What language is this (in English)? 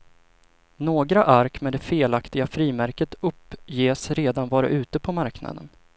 Swedish